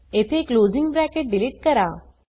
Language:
Marathi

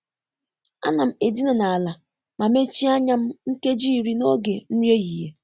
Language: Igbo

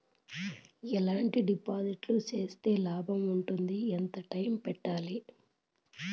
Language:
Telugu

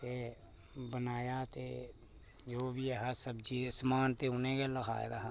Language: Dogri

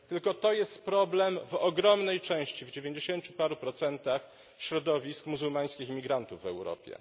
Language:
Polish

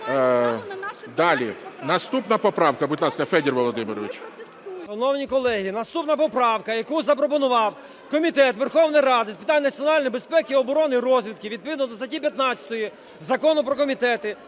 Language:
Ukrainian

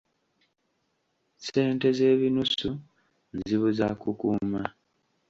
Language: Ganda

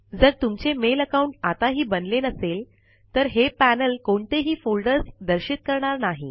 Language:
Marathi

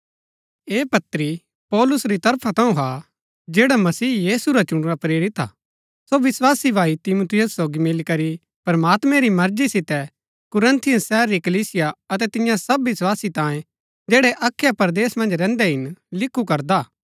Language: Gaddi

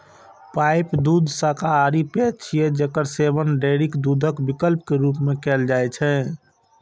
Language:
Maithili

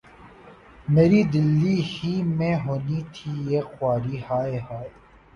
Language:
Urdu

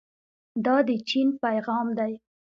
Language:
Pashto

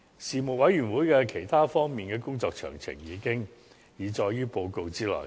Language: Cantonese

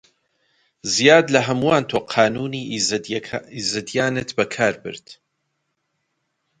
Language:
Central Kurdish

